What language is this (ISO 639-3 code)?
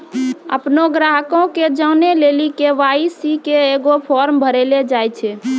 mai